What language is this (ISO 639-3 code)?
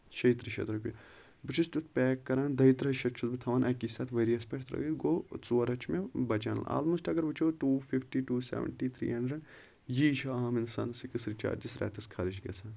kas